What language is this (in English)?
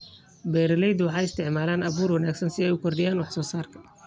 Somali